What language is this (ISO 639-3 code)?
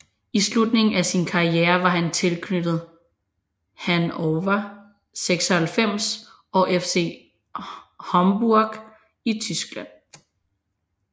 dan